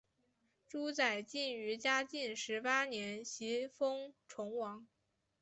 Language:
Chinese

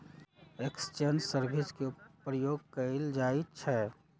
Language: Magahi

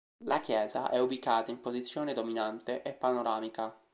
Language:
Italian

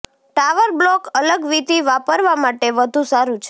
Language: Gujarati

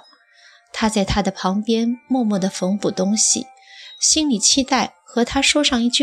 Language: Chinese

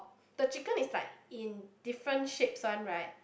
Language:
English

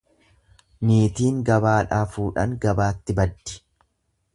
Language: Oromo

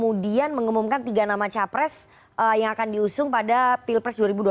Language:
Indonesian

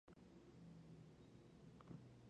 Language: Georgian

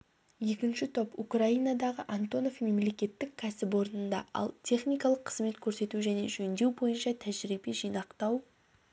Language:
Kazakh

